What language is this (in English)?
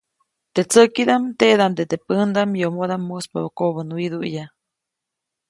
Copainalá Zoque